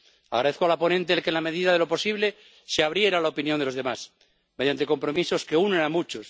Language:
Spanish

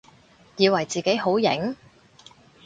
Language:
Cantonese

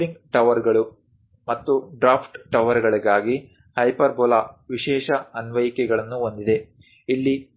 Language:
Kannada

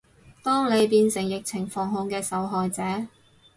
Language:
Cantonese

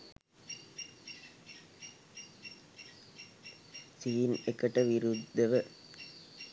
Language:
Sinhala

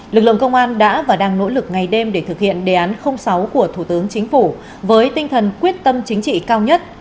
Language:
Vietnamese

